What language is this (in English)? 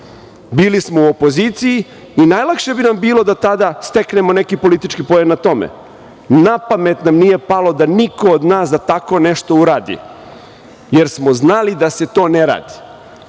Serbian